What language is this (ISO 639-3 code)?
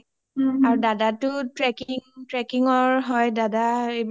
asm